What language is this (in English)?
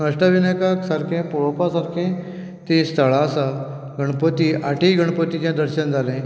Konkani